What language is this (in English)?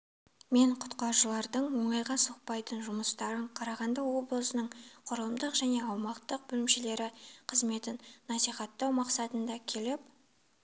Kazakh